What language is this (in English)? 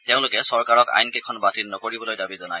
Assamese